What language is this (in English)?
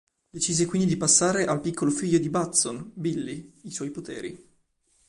Italian